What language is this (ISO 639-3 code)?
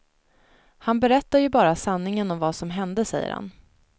swe